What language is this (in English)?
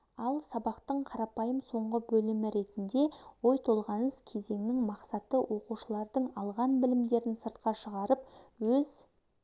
Kazakh